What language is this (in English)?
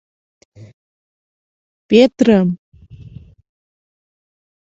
Mari